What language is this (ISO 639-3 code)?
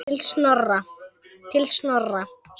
isl